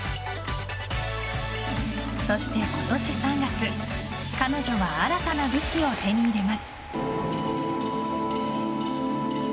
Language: Japanese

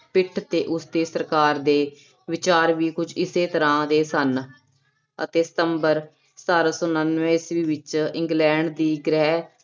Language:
Punjabi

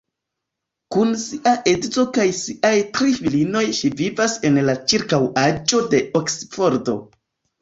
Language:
Esperanto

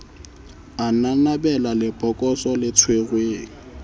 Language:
Southern Sotho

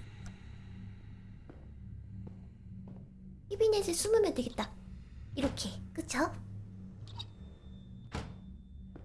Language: Korean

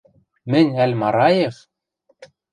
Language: Western Mari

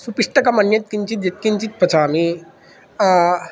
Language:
Sanskrit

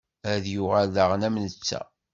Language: Kabyle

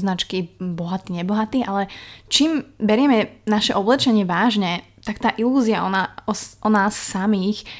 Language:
Slovak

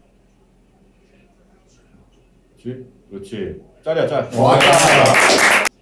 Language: Korean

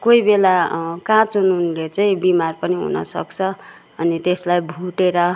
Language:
Nepali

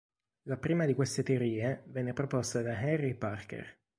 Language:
Italian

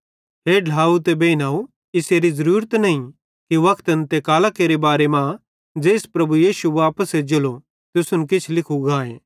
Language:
Bhadrawahi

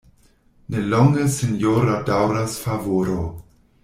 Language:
Esperanto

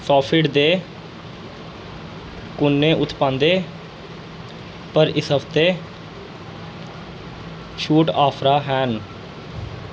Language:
Dogri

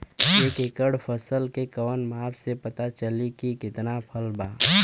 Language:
Bhojpuri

